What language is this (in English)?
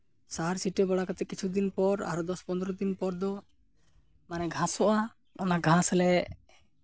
Santali